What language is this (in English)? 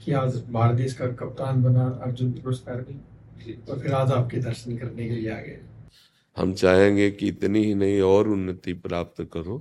Hindi